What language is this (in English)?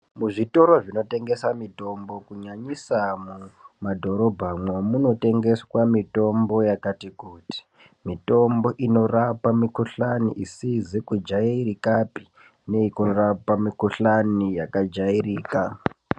Ndau